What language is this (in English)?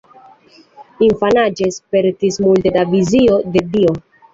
Esperanto